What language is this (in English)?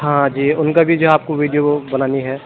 Urdu